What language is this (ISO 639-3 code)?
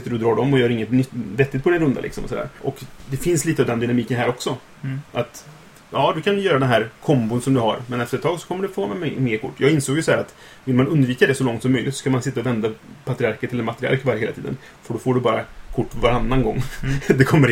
swe